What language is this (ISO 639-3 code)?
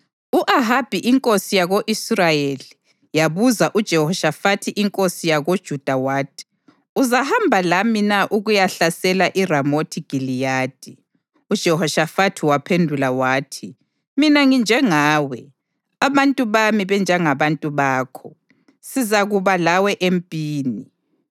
nde